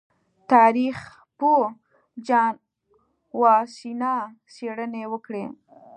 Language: Pashto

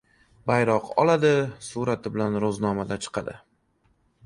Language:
Uzbek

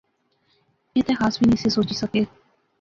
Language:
Pahari-Potwari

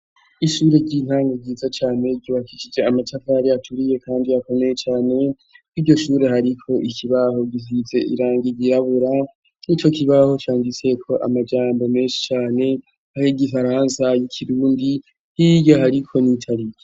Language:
Rundi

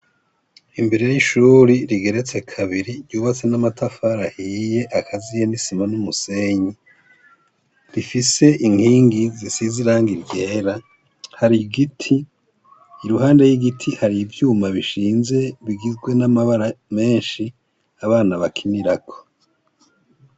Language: Rundi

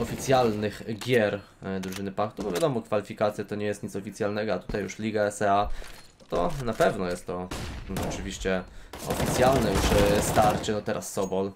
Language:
Polish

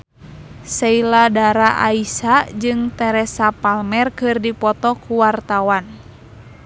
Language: Sundanese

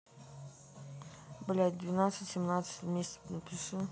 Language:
Russian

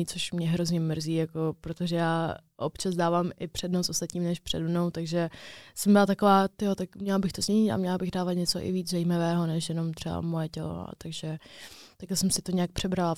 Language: Czech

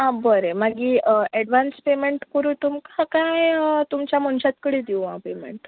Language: Konkani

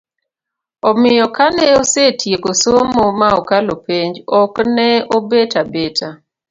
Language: Luo (Kenya and Tanzania)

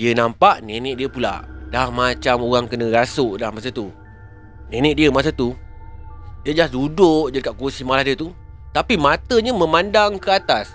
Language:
Malay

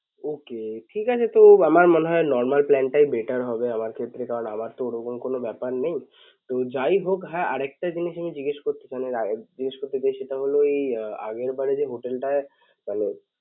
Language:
Bangla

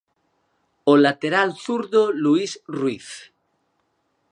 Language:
Galician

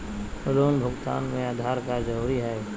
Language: Magahi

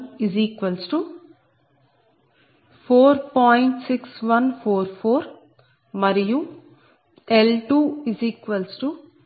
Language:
Telugu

